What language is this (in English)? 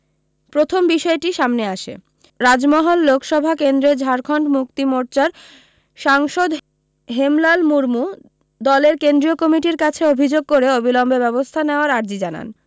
Bangla